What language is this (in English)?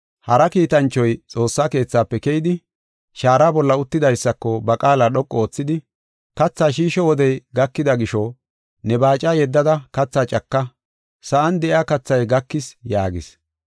Gofa